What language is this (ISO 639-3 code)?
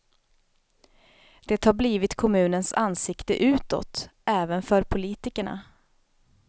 swe